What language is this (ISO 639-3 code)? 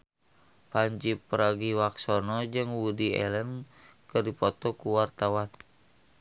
sun